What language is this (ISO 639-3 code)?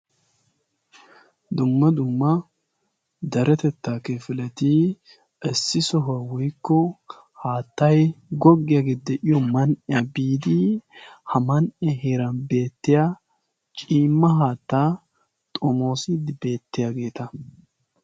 wal